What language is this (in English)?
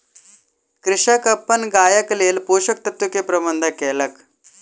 Maithili